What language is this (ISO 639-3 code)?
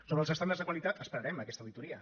cat